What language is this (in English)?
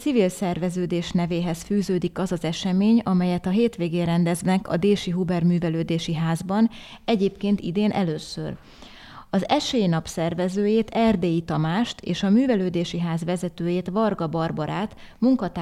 Hungarian